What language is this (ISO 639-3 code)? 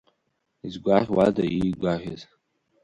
abk